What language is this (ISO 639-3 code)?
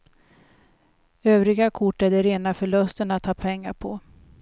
swe